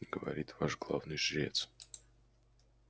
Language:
Russian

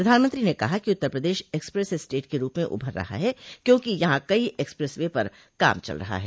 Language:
Hindi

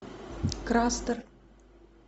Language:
Russian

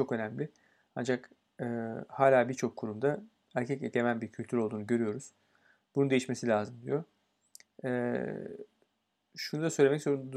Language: Turkish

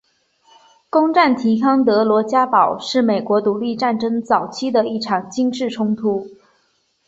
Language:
Chinese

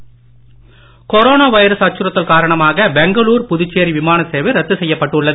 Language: Tamil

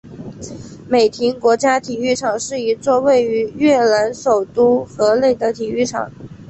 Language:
Chinese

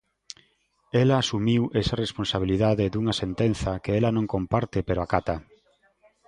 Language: Galician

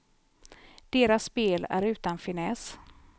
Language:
Swedish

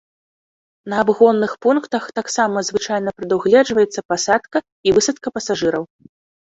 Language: Belarusian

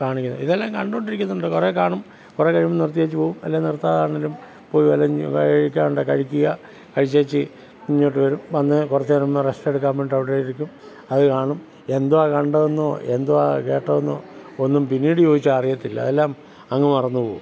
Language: Malayalam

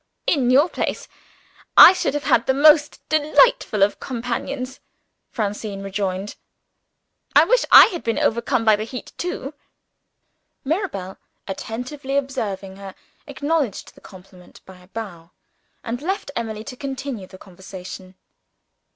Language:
English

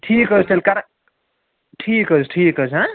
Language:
Kashmiri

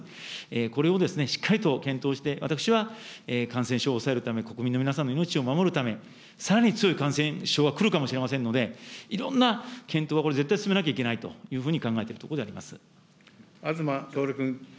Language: Japanese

